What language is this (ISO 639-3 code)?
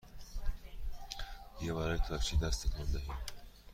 fas